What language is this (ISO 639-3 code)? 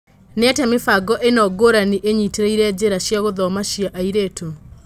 kik